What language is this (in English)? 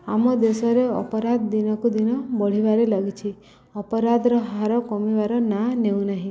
Odia